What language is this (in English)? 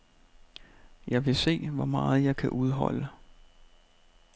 Danish